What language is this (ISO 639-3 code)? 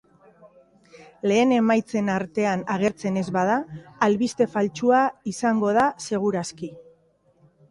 eus